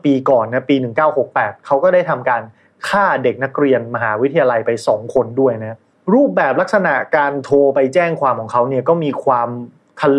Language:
Thai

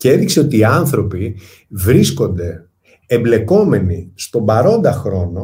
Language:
Greek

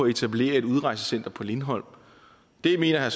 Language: Danish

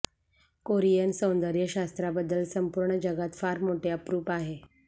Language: Marathi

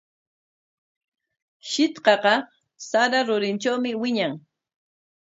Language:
Corongo Ancash Quechua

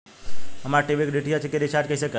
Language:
Bhojpuri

